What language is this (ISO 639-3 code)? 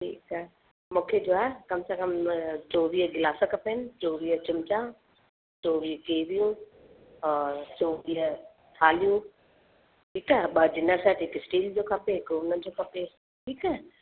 snd